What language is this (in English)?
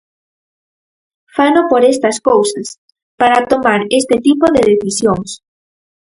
Galician